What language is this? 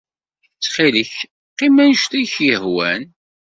Kabyle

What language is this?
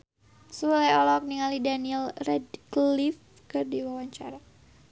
Sundanese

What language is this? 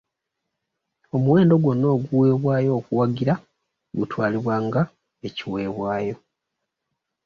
Ganda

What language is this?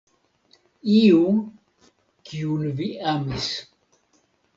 Esperanto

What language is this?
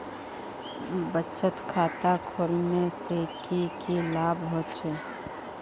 Magahi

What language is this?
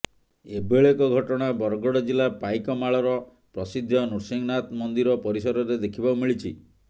Odia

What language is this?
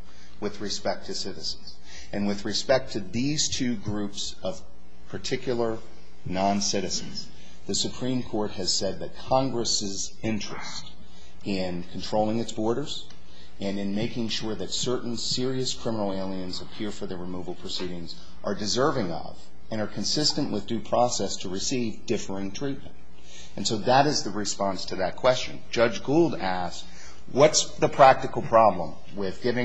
English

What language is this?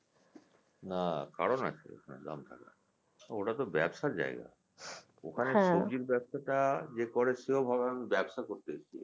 Bangla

